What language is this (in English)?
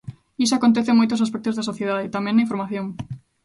Galician